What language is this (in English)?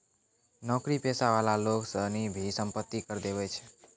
Maithili